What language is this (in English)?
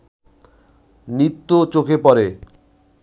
Bangla